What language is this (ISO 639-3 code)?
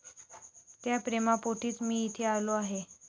mar